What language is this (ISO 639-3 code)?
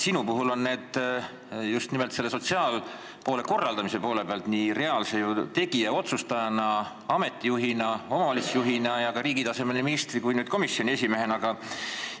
est